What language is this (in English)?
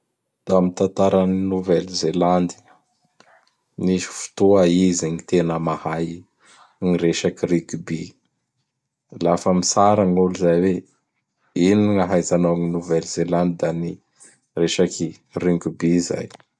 Bara Malagasy